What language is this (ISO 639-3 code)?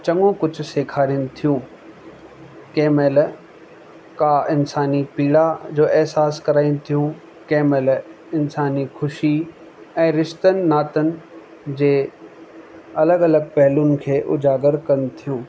snd